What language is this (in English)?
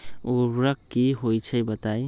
Magahi